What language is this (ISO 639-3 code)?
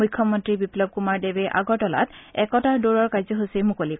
asm